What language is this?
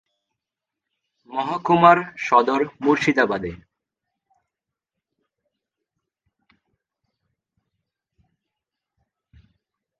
Bangla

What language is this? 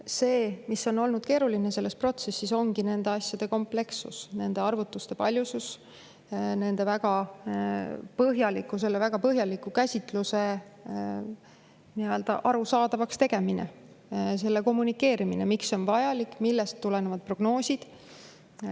Estonian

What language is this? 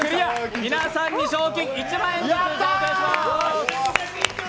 Japanese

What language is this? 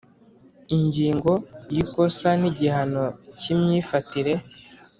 Kinyarwanda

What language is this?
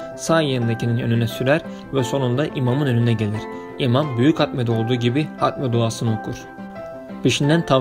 Turkish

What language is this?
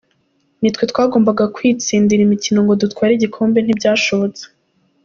Kinyarwanda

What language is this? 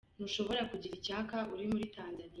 Kinyarwanda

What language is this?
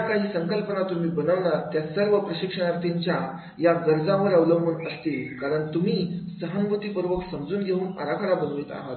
Marathi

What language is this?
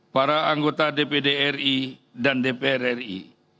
Indonesian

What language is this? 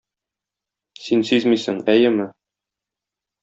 Tatar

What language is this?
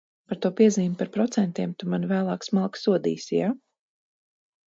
Latvian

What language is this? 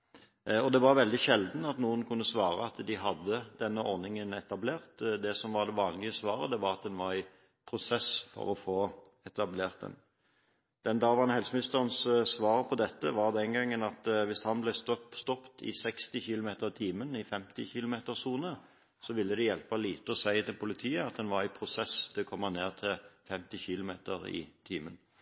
Norwegian Bokmål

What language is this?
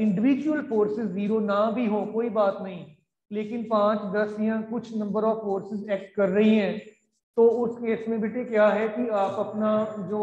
Hindi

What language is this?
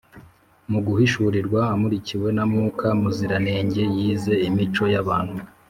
Kinyarwanda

